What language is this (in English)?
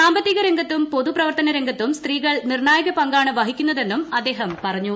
Malayalam